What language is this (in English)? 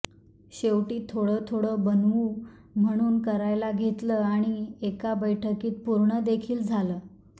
Marathi